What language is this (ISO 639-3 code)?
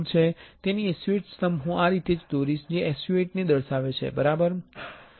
guj